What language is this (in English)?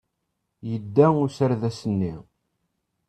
Kabyle